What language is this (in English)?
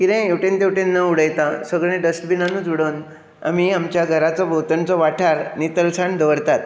Konkani